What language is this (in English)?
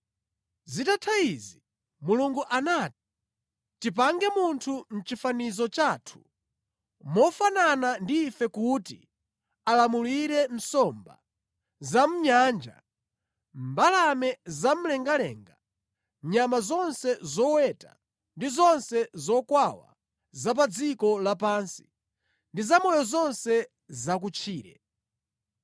Nyanja